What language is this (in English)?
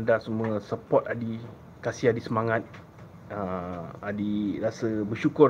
Malay